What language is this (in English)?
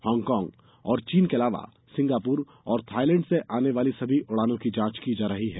Hindi